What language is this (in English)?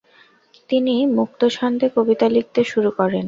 Bangla